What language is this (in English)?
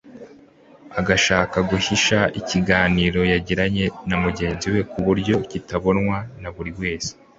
Kinyarwanda